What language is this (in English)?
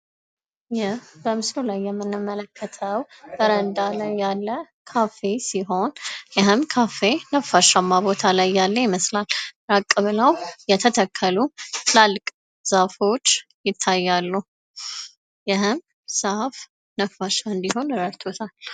Amharic